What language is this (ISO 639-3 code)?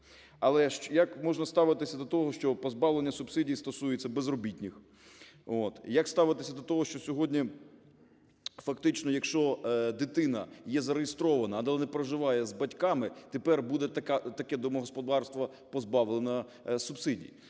ukr